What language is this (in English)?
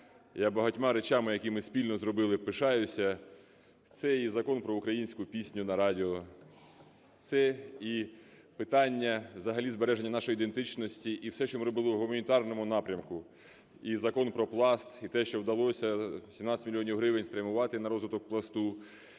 Ukrainian